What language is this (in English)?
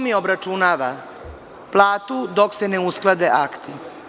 Serbian